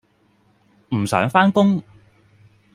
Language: Cantonese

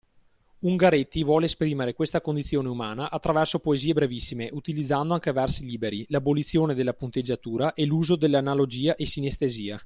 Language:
Italian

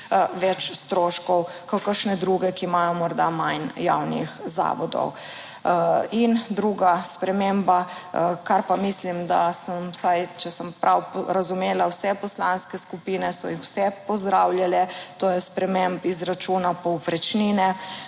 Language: Slovenian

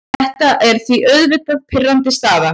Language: Icelandic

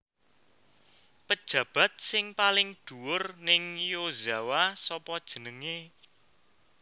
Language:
Javanese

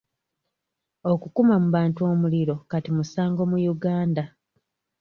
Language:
Ganda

